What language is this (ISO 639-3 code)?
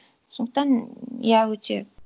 kaz